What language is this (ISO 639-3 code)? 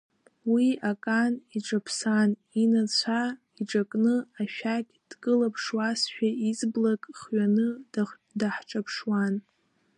abk